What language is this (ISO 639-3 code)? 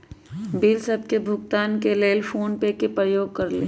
mag